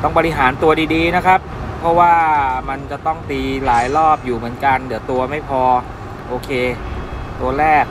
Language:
Thai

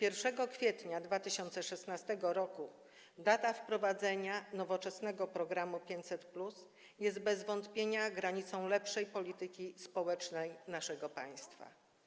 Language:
Polish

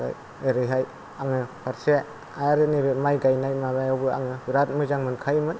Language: Bodo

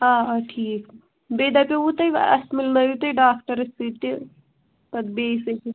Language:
Kashmiri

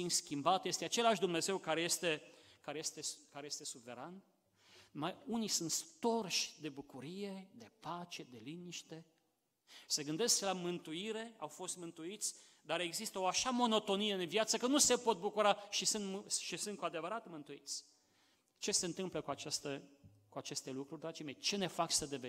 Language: Romanian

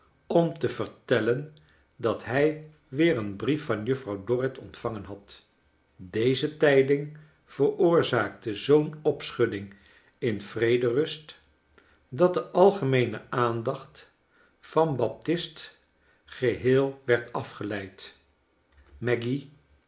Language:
Dutch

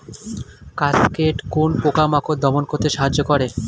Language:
Bangla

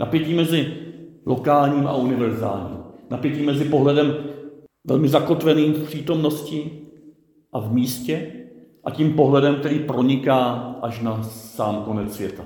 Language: Czech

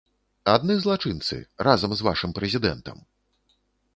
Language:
Belarusian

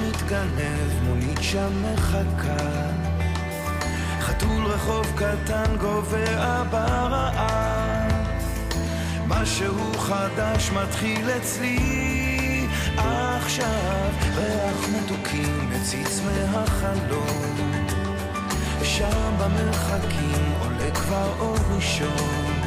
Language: Hebrew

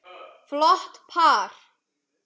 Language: Icelandic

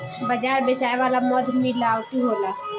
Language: Bhojpuri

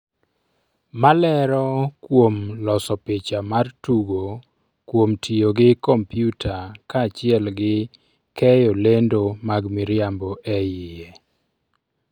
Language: Luo (Kenya and Tanzania)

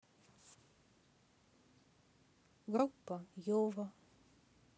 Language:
Russian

